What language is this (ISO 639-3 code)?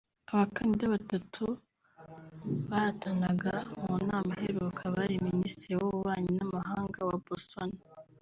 kin